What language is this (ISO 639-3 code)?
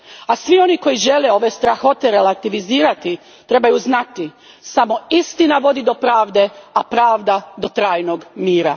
hrv